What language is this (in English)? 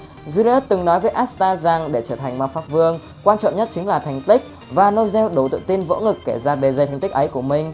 Vietnamese